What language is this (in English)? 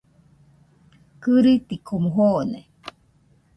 Nüpode Huitoto